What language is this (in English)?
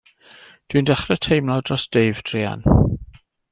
Welsh